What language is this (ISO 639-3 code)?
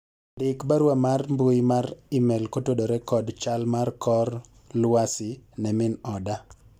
luo